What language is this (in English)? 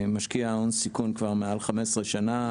Hebrew